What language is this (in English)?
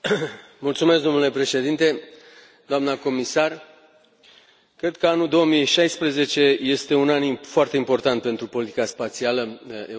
Romanian